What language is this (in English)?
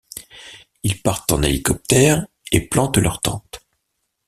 French